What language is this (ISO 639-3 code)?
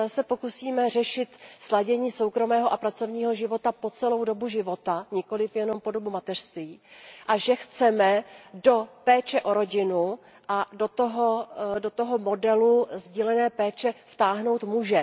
ces